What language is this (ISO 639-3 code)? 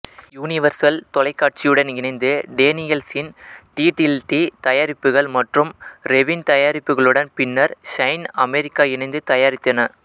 tam